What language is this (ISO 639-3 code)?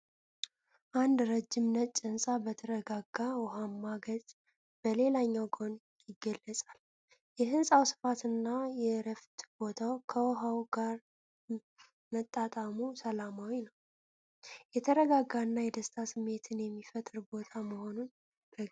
amh